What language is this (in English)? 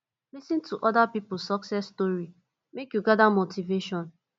Nigerian Pidgin